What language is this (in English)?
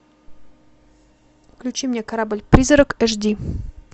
Russian